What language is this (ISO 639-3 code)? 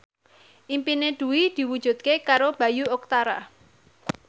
jav